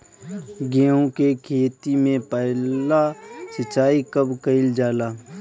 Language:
Bhojpuri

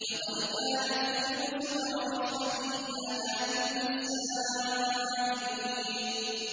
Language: Arabic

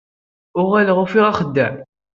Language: Kabyle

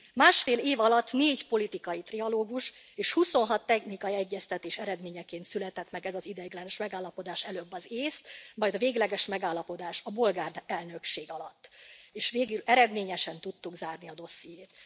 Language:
Hungarian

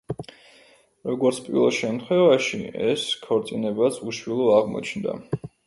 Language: Georgian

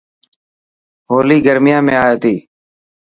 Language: Dhatki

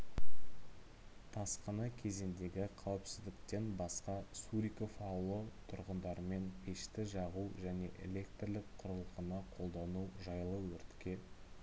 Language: Kazakh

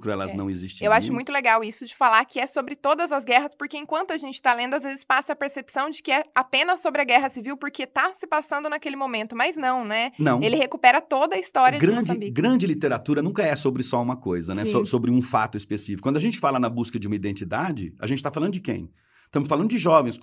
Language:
Portuguese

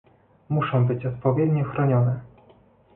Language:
Polish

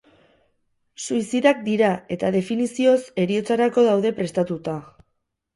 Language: Basque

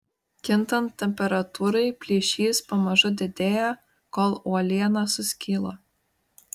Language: Lithuanian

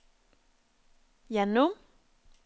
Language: Norwegian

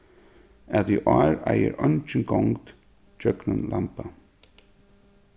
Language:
Faroese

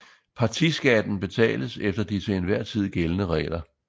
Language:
Danish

